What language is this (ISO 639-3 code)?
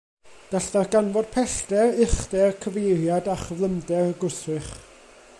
cym